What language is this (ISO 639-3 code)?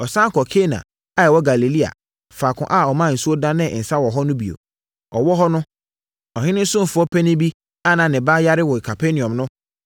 aka